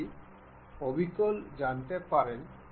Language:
Bangla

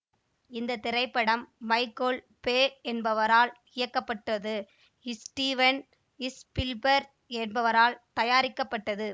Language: Tamil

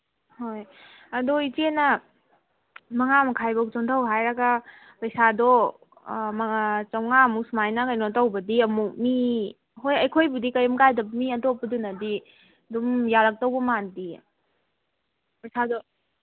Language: Manipuri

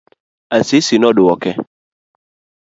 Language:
Luo (Kenya and Tanzania)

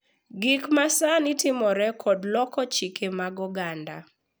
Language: Luo (Kenya and Tanzania)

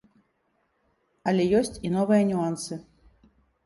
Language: Belarusian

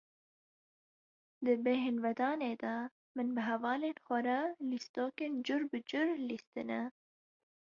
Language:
Kurdish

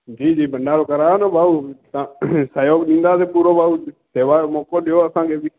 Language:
Sindhi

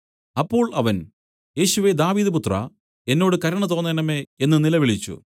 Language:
Malayalam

